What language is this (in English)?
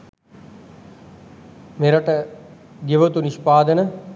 Sinhala